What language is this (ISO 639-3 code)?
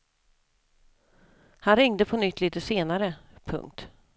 swe